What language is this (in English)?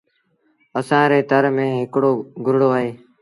Sindhi Bhil